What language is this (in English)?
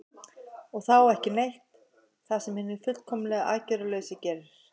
Icelandic